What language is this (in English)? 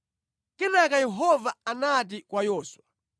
Nyanja